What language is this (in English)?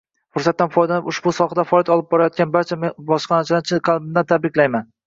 Uzbek